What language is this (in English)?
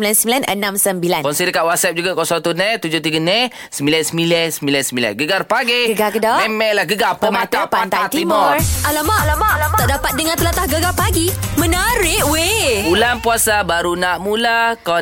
Malay